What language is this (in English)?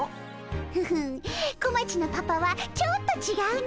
Japanese